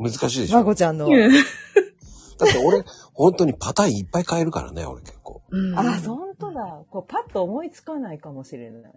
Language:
Japanese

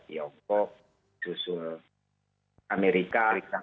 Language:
Indonesian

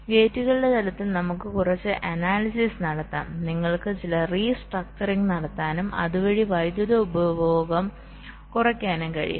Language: Malayalam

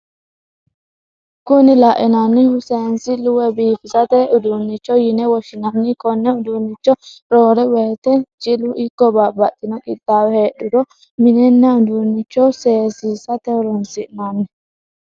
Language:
Sidamo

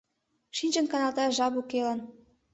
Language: Mari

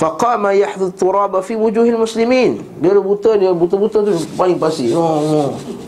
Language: Malay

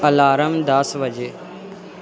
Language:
Punjabi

